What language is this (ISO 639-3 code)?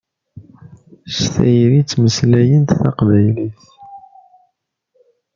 kab